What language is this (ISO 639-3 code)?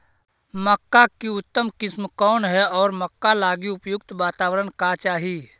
mag